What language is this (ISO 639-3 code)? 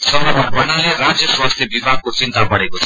nep